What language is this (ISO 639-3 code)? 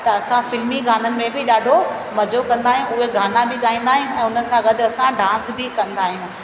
snd